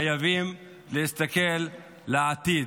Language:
Hebrew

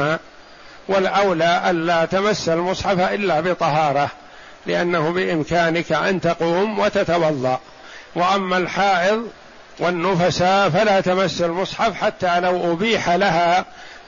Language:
Arabic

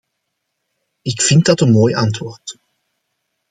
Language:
Dutch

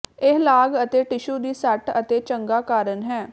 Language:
Punjabi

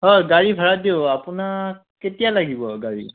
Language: Assamese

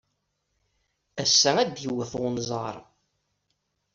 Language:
Kabyle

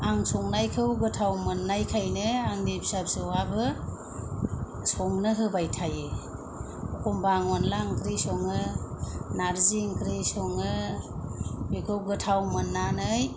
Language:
Bodo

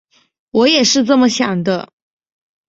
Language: Chinese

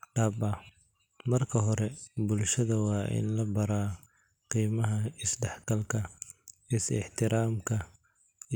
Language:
Somali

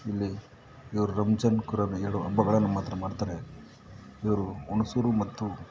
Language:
Kannada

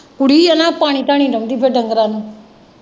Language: Punjabi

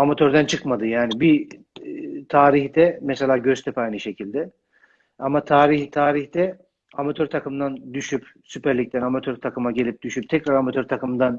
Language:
Turkish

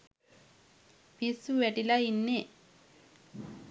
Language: Sinhala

